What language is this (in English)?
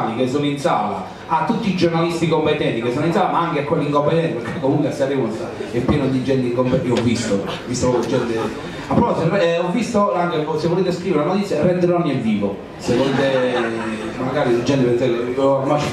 Italian